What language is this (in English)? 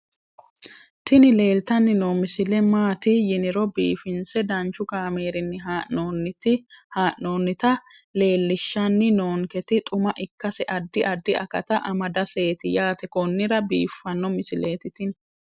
Sidamo